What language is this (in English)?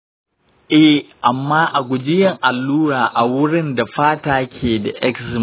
Hausa